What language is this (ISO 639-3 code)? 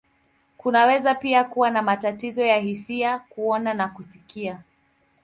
swa